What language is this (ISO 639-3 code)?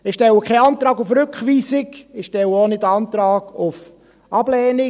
gsw